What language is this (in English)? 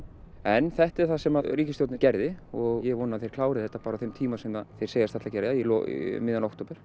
Icelandic